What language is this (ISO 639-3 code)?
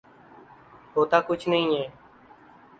urd